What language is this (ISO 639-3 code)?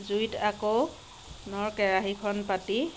asm